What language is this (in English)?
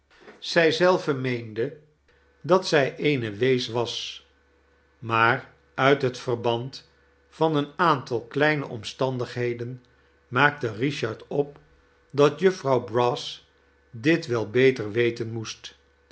Dutch